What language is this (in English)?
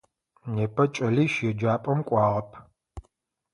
Adyghe